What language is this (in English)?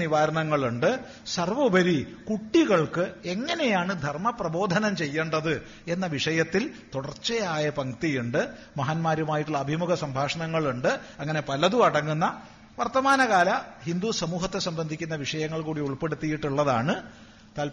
Malayalam